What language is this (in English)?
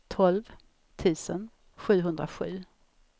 Swedish